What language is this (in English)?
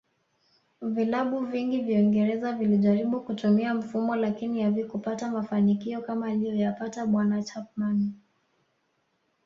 Swahili